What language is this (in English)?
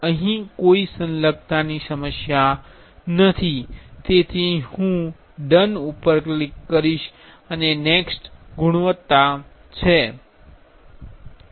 Gujarati